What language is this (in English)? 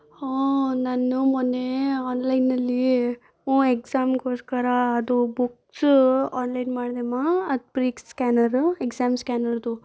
Kannada